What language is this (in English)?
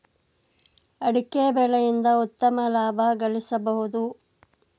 Kannada